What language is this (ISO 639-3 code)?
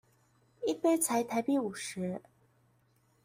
zho